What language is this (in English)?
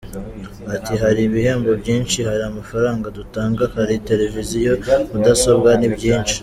Kinyarwanda